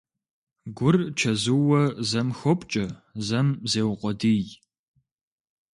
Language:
Kabardian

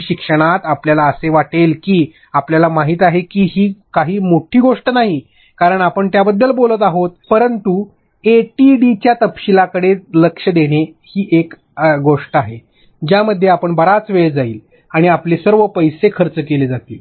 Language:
Marathi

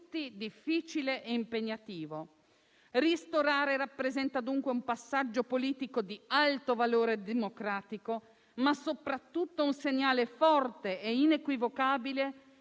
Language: Italian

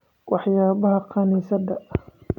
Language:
Somali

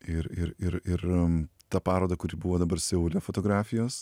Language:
Lithuanian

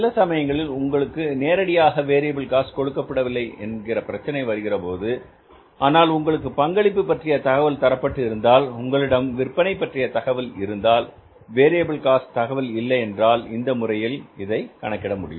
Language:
Tamil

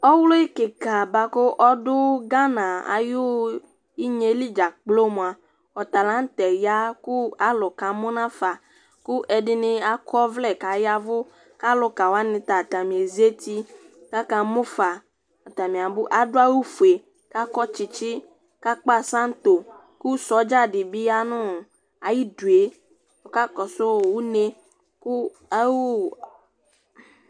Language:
Ikposo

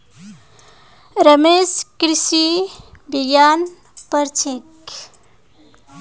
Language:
Magahi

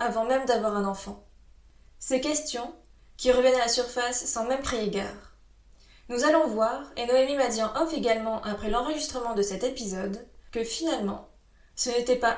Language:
French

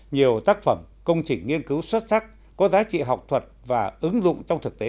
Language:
Vietnamese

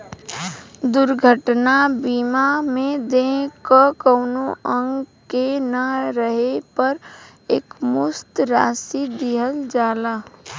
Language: Bhojpuri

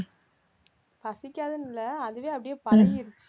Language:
Tamil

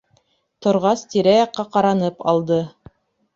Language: Bashkir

